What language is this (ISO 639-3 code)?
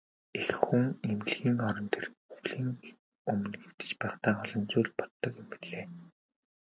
mon